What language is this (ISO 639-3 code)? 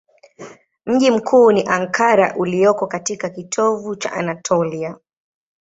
swa